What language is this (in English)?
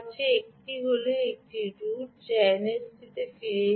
Bangla